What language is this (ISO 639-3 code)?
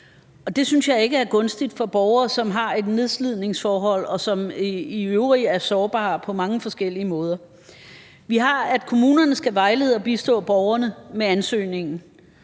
dan